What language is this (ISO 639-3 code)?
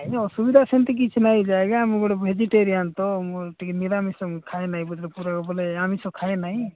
ori